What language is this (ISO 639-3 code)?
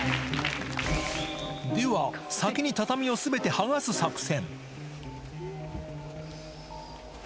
jpn